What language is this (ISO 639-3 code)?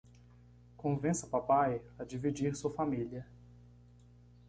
por